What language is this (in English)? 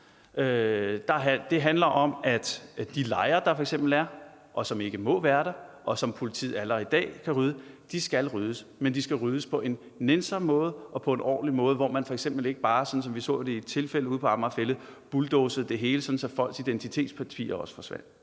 Danish